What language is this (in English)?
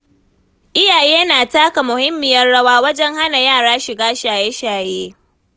Hausa